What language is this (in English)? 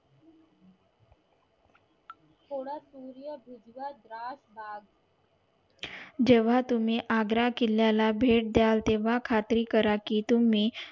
Marathi